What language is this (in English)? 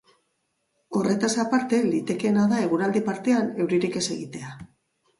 Basque